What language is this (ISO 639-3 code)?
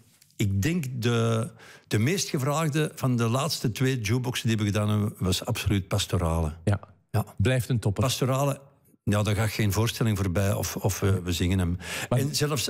nld